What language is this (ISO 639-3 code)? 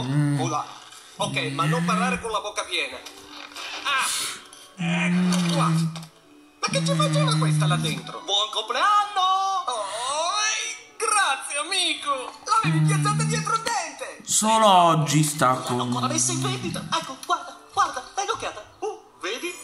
ita